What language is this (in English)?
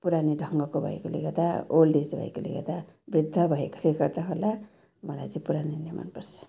Nepali